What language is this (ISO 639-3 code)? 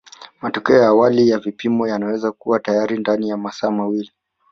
swa